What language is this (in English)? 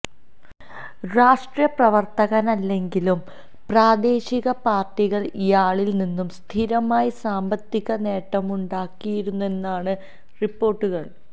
Malayalam